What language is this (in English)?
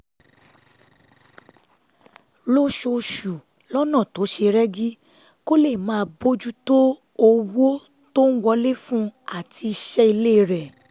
Yoruba